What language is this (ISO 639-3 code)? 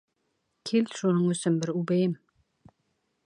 bak